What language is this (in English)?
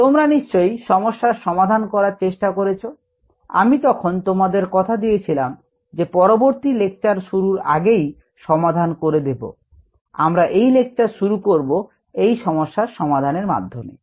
Bangla